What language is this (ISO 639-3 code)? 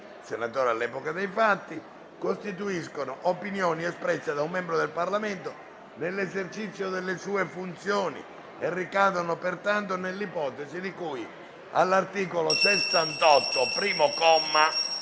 ita